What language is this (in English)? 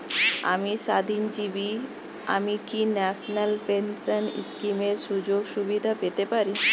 Bangla